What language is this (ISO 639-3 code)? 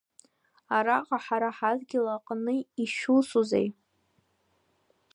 abk